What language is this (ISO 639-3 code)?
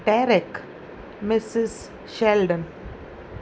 snd